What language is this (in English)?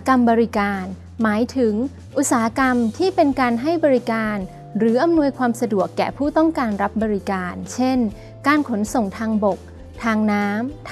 Thai